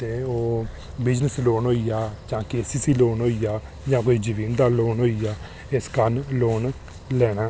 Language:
Dogri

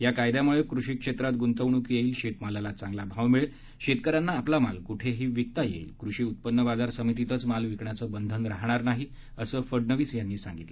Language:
Marathi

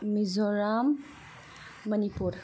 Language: Bodo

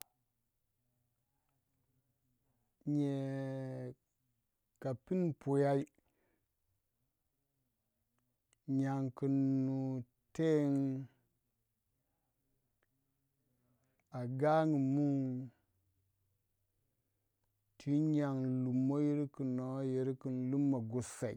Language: Waja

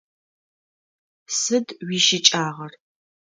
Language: Adyghe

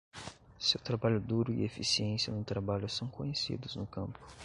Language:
Portuguese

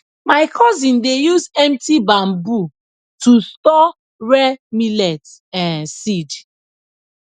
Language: Nigerian Pidgin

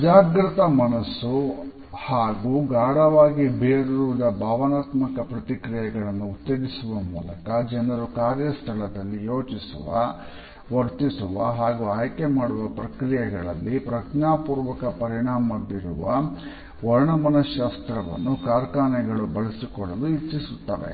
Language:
Kannada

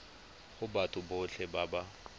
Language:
Tswana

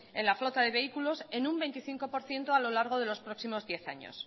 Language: Spanish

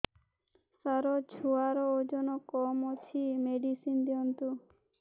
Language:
Odia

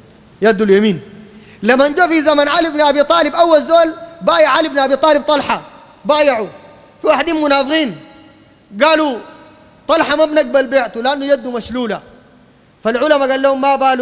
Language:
Arabic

